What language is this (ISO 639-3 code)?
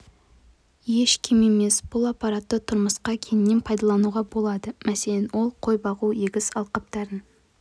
kaz